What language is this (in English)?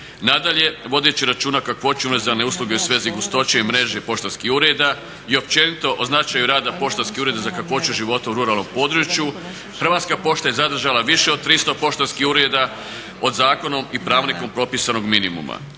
Croatian